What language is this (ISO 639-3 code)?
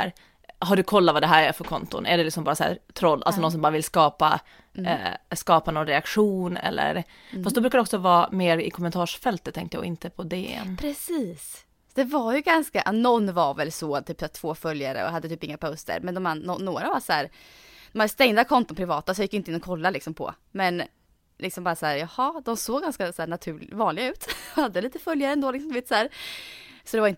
swe